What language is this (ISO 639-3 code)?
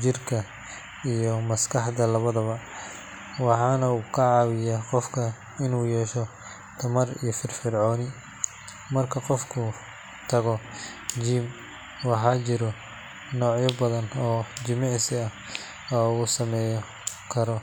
som